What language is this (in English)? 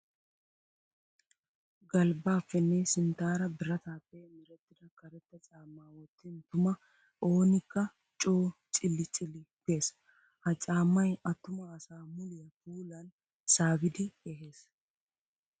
Wolaytta